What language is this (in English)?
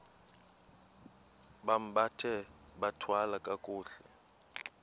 Xhosa